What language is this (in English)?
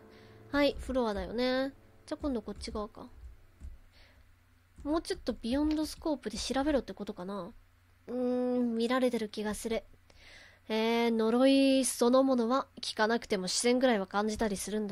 Japanese